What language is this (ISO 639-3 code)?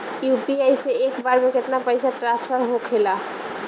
bho